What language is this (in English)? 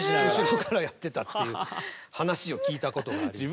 Japanese